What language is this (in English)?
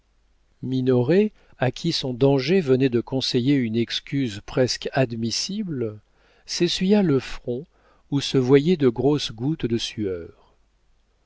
French